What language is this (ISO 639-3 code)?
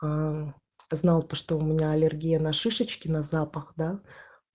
rus